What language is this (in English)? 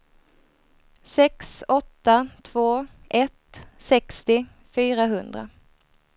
Swedish